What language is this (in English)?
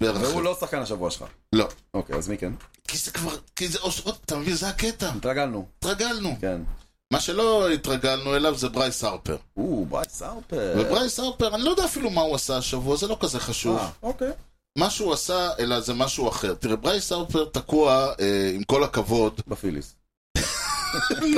Hebrew